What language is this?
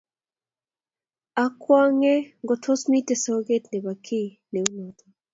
Kalenjin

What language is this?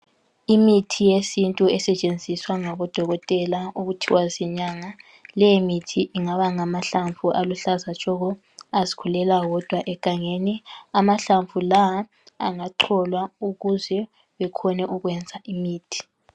North Ndebele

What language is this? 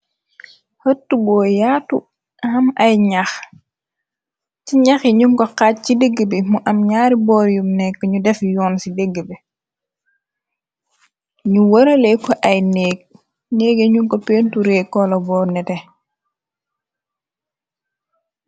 Wolof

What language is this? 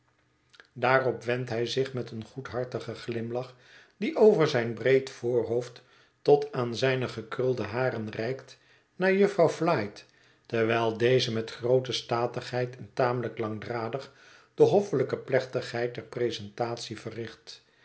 Dutch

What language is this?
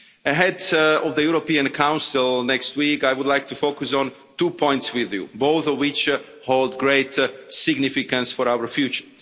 English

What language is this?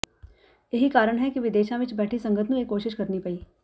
Punjabi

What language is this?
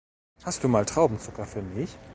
German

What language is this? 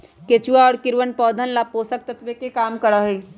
Magahi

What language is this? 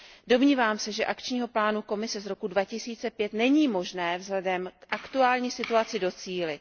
Czech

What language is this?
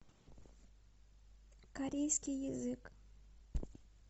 Russian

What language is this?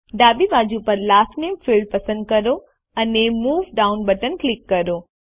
Gujarati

